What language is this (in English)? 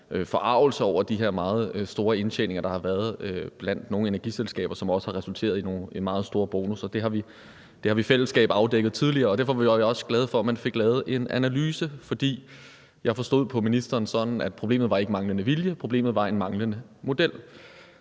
Danish